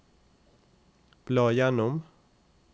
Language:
Norwegian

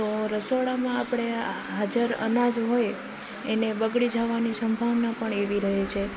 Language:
Gujarati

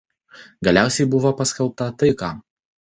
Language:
Lithuanian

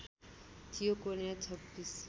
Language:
Nepali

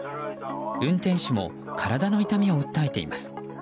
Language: Japanese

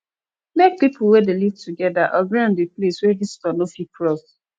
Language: Nigerian Pidgin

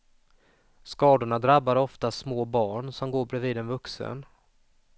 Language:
Swedish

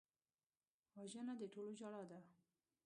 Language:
Pashto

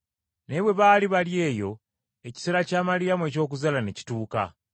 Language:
Ganda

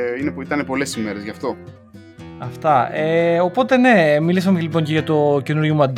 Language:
Greek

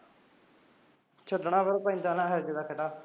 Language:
Punjabi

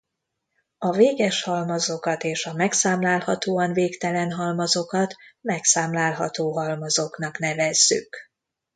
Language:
Hungarian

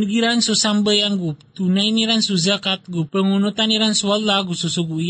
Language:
Filipino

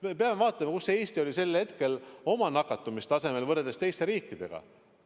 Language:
Estonian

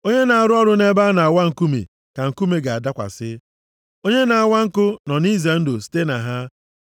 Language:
Igbo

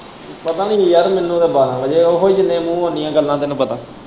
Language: Punjabi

